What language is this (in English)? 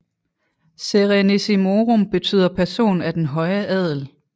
Danish